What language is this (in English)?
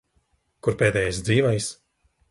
Latvian